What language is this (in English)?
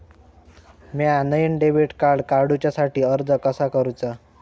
Marathi